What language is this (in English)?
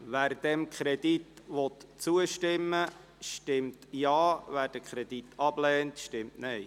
Swiss German